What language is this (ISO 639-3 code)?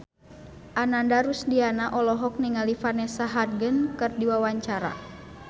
sun